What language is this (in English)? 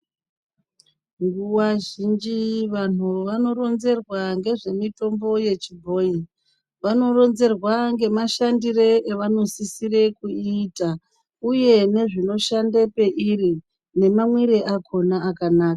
Ndau